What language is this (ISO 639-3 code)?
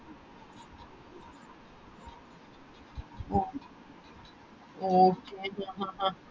mal